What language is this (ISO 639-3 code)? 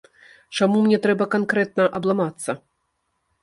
bel